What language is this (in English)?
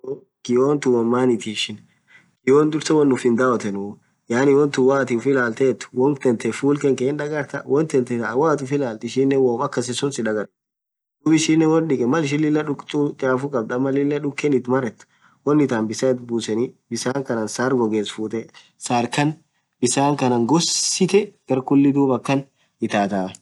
Orma